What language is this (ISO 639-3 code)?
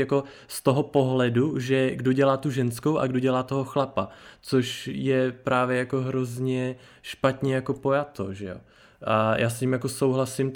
ces